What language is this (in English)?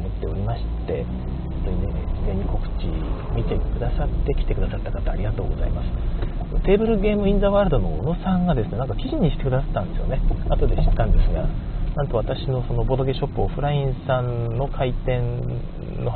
Japanese